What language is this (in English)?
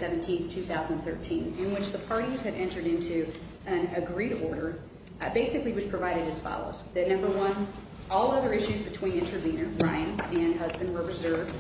English